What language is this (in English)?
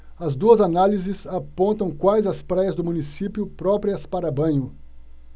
Portuguese